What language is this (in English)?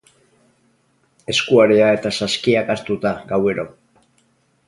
Basque